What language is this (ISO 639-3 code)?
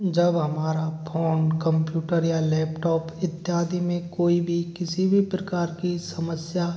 hin